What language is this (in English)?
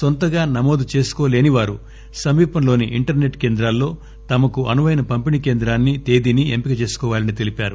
Telugu